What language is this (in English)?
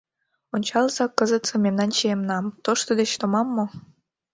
Mari